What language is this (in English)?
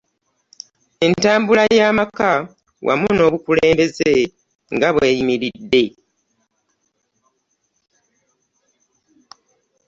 Ganda